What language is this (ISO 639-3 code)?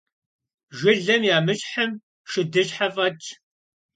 kbd